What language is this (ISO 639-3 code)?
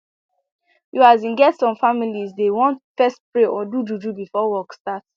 pcm